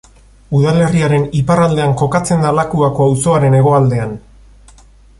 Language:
Basque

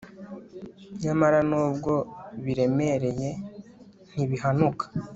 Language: Kinyarwanda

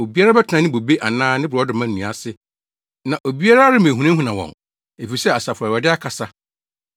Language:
Akan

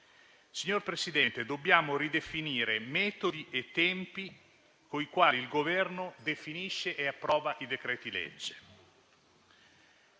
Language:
Italian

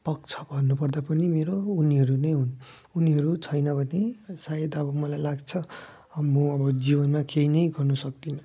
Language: Nepali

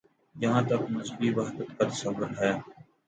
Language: Urdu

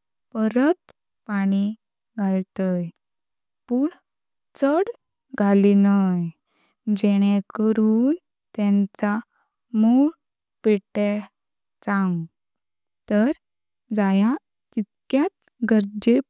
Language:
Konkani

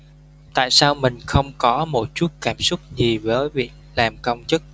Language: Vietnamese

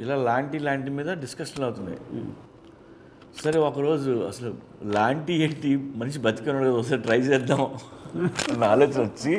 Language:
Telugu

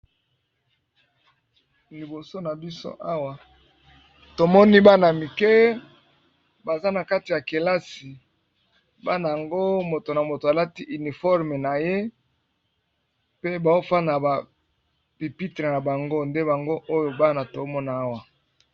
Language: Lingala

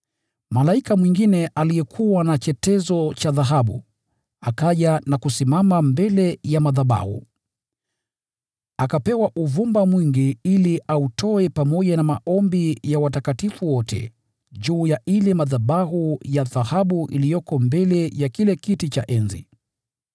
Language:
Swahili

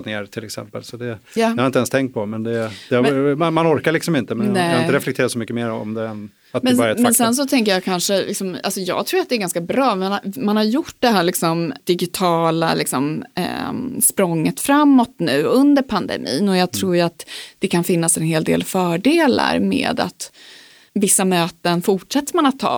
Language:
Swedish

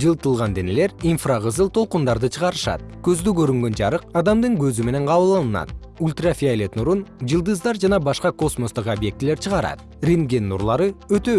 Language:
Kyrgyz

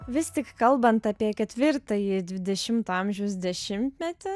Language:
Lithuanian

